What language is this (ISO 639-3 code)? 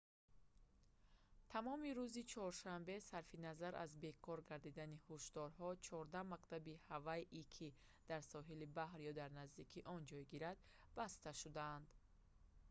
tgk